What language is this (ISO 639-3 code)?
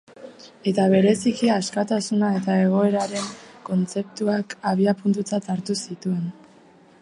eus